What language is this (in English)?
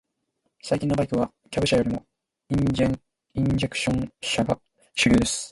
Japanese